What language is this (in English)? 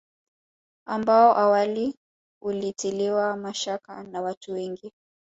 Swahili